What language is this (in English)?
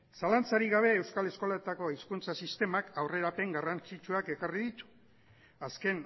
Basque